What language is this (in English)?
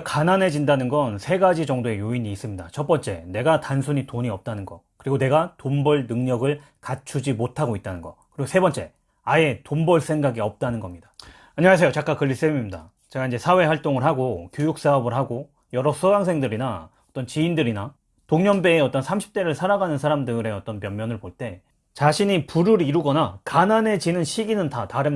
Korean